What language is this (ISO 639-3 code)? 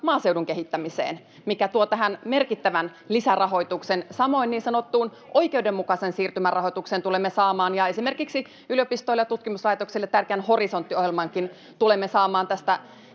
fin